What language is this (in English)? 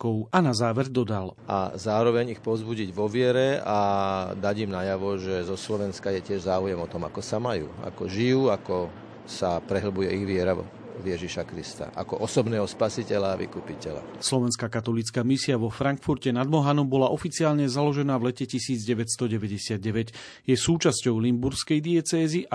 Slovak